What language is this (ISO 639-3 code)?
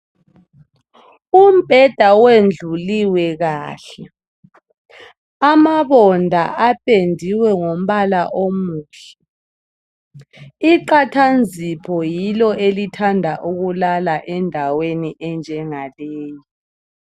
nde